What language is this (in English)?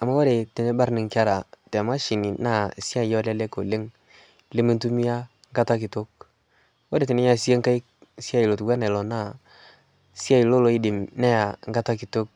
Masai